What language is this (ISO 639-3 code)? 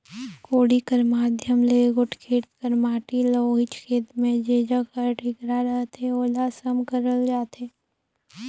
hne